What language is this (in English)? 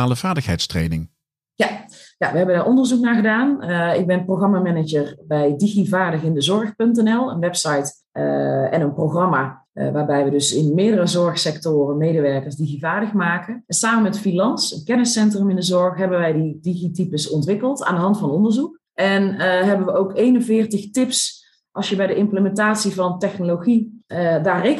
Dutch